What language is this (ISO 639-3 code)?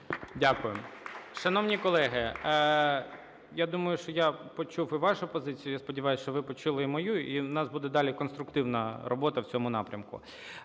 ukr